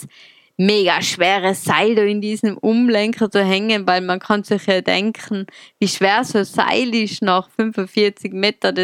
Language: German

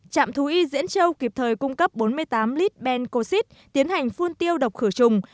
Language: Vietnamese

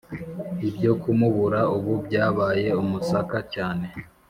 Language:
Kinyarwanda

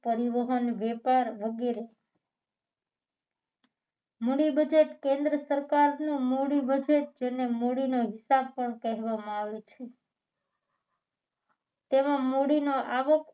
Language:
Gujarati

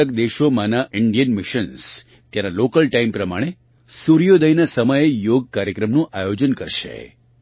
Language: Gujarati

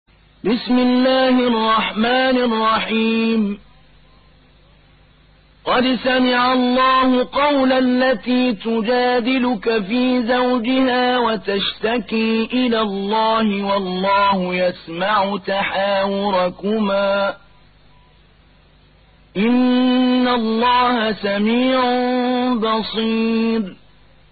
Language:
Arabic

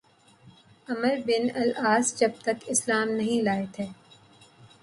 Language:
Urdu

